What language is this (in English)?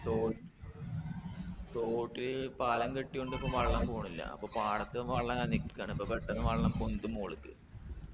Malayalam